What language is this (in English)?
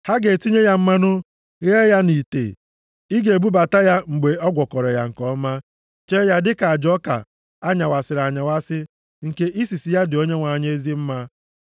Igbo